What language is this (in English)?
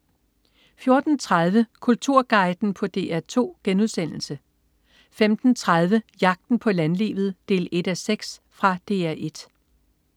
Danish